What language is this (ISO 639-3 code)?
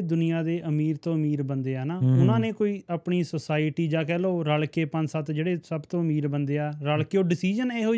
pan